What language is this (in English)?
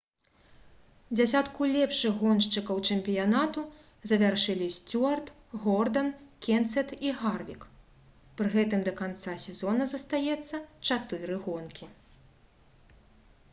Belarusian